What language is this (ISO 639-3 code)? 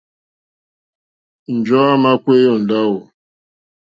bri